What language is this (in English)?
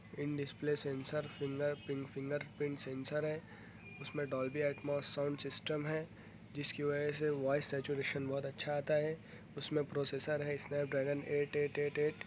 Urdu